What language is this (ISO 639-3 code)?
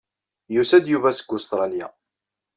kab